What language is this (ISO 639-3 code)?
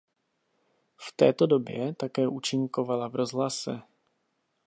ces